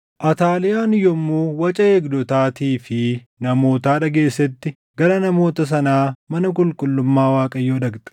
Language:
Oromo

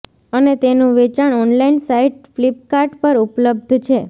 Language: Gujarati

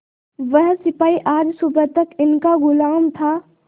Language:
Hindi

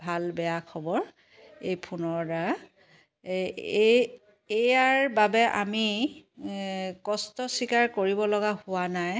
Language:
Assamese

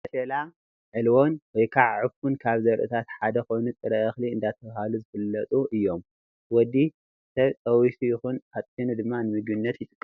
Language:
Tigrinya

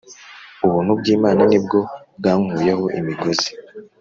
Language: Kinyarwanda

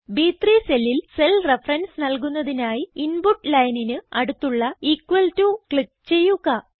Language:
Malayalam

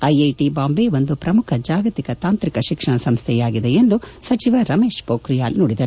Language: Kannada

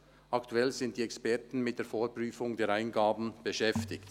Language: Swiss German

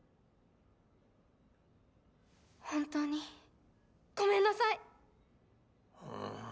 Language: Japanese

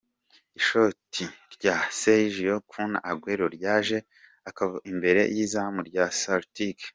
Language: Kinyarwanda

